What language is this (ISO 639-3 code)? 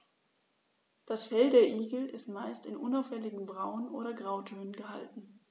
deu